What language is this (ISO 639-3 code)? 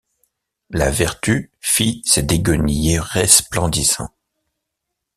fra